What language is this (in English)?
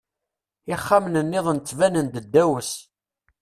Kabyle